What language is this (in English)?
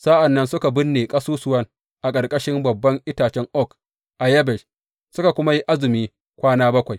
Hausa